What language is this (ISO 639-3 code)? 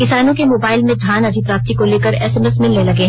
hin